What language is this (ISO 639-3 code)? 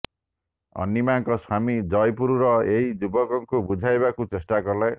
ori